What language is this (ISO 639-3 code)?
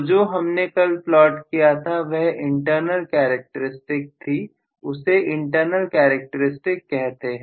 hin